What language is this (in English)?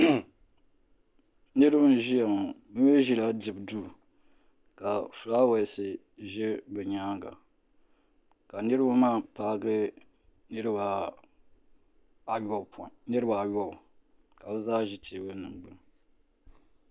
Dagbani